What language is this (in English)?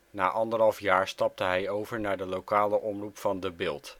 Dutch